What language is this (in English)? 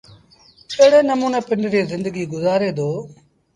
Sindhi Bhil